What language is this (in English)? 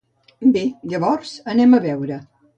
Catalan